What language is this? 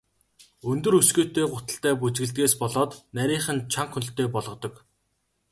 Mongolian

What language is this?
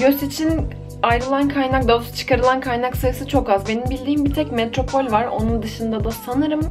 Turkish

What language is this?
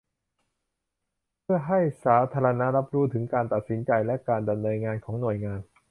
Thai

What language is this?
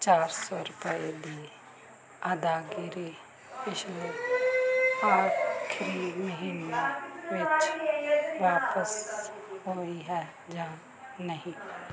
Punjabi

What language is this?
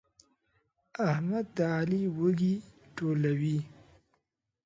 Pashto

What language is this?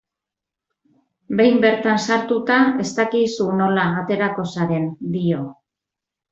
Basque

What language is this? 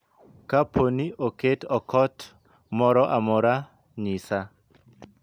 Luo (Kenya and Tanzania)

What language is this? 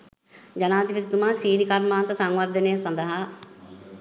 Sinhala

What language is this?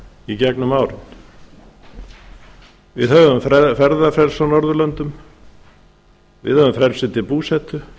Icelandic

